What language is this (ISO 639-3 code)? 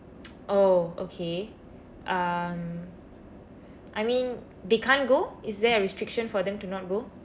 eng